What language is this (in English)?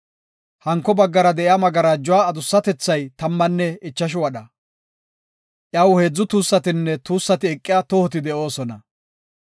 Gofa